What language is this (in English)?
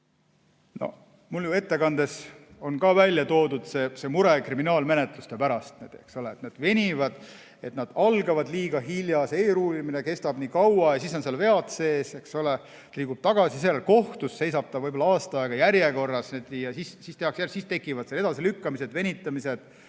Estonian